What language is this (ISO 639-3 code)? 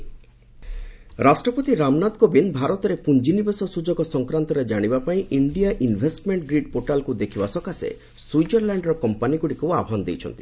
ori